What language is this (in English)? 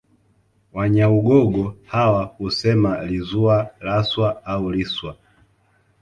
Swahili